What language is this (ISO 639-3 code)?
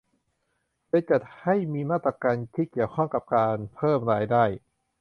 tha